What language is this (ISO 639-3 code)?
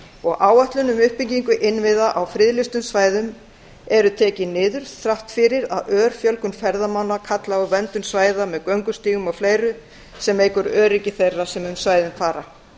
isl